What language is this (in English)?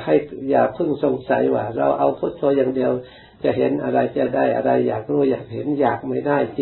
Thai